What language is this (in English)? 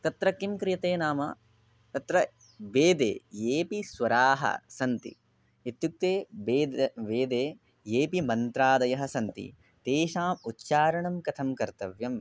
Sanskrit